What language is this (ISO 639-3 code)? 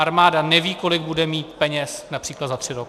ces